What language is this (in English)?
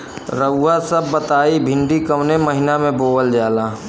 Bhojpuri